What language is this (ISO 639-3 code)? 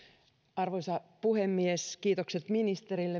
fin